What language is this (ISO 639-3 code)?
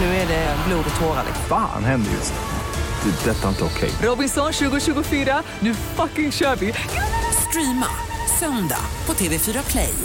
swe